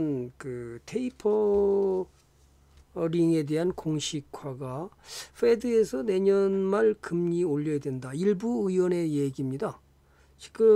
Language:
Korean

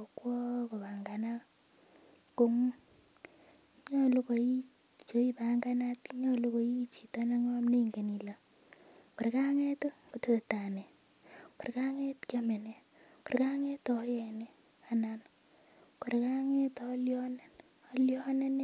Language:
Kalenjin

